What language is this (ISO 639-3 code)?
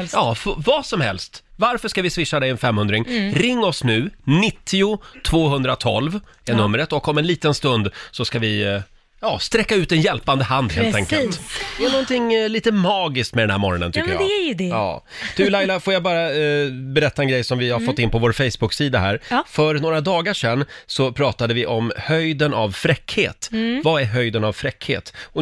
swe